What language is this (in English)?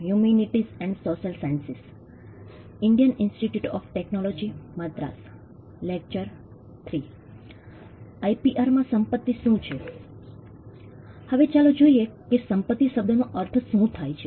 Gujarati